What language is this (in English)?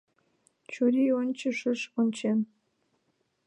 Mari